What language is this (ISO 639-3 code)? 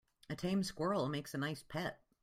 eng